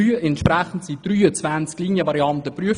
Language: Swiss German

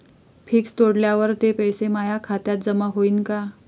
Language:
Marathi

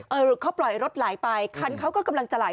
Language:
Thai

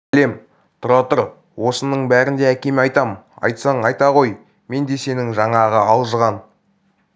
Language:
Kazakh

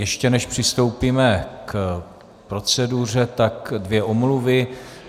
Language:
Czech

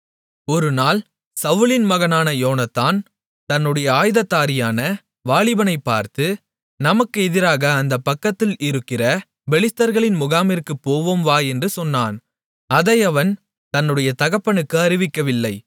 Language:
Tamil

